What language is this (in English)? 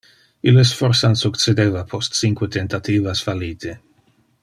Interlingua